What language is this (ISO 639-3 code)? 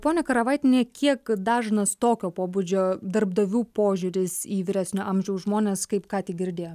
lit